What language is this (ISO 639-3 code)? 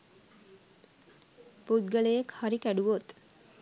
sin